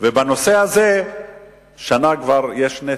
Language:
Hebrew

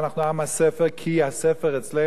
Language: Hebrew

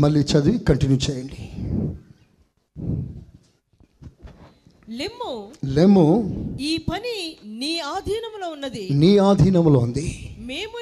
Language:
Telugu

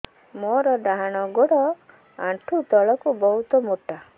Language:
Odia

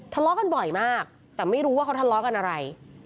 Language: Thai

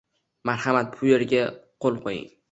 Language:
Uzbek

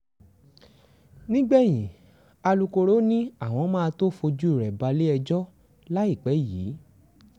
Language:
Yoruba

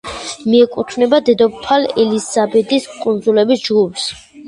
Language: Georgian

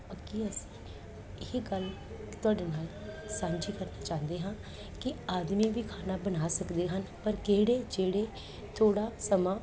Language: Punjabi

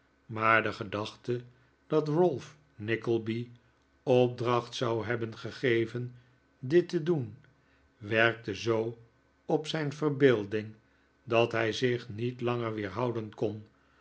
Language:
Dutch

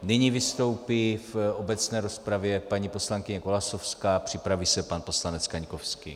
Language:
Czech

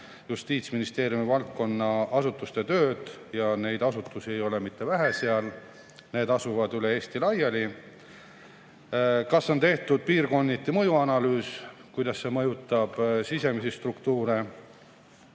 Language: Estonian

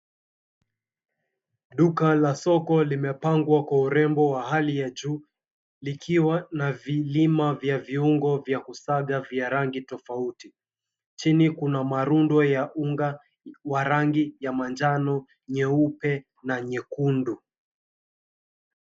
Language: Swahili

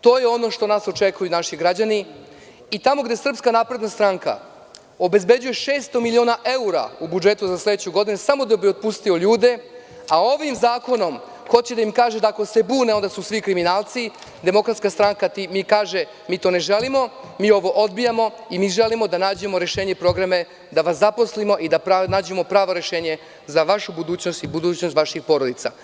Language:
Serbian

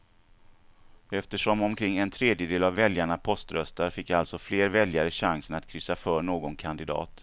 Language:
Swedish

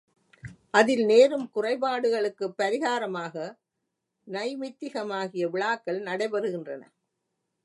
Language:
Tamil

